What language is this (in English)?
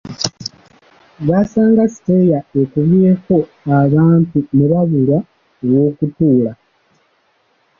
Ganda